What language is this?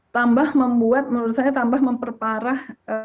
Indonesian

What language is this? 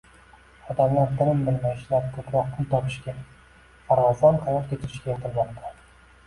Uzbek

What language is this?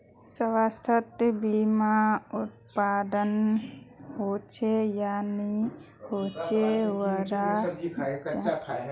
Magahi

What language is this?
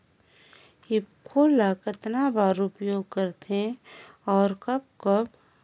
Chhattisgarhi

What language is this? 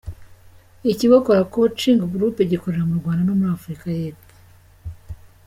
Kinyarwanda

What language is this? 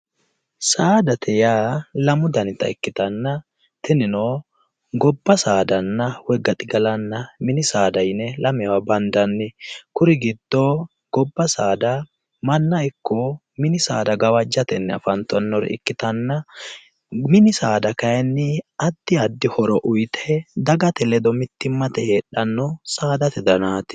Sidamo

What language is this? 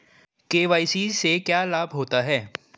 Hindi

